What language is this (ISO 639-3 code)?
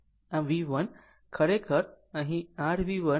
guj